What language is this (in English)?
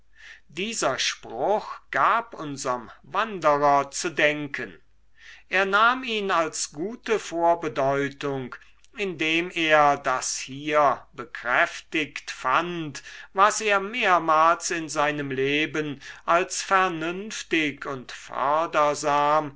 German